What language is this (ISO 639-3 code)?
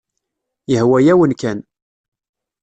kab